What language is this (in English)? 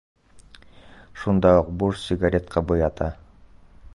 Bashkir